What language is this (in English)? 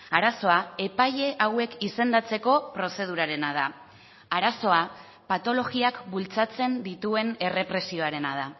Basque